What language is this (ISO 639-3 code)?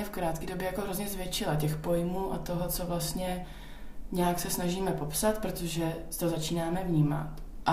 ces